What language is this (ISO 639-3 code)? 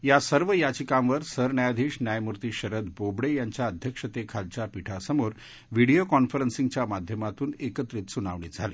mar